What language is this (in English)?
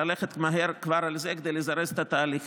Hebrew